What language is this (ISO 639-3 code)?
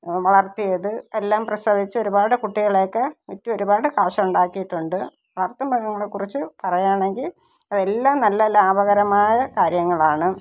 mal